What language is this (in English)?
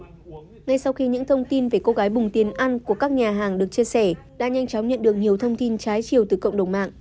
Vietnamese